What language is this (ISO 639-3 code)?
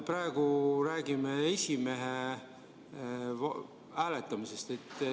est